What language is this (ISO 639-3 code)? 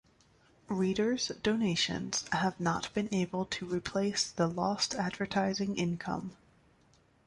eng